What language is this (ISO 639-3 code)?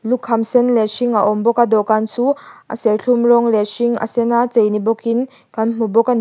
lus